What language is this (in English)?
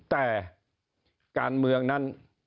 Thai